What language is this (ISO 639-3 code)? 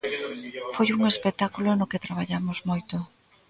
glg